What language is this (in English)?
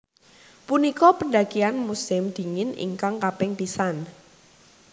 Javanese